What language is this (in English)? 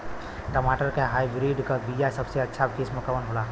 Bhojpuri